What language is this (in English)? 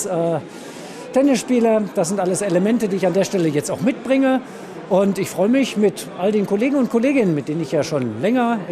German